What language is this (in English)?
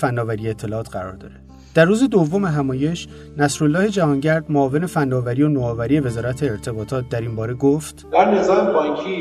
Persian